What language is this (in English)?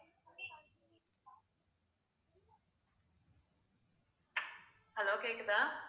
Tamil